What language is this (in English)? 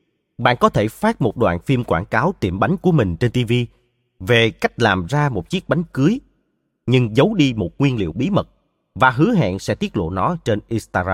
Vietnamese